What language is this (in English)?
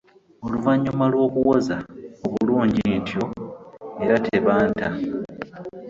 Ganda